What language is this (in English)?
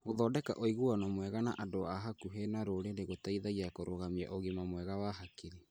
Kikuyu